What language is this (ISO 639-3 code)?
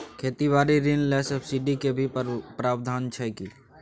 mai